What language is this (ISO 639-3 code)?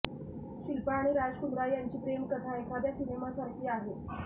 mar